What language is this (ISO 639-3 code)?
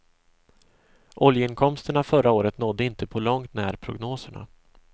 swe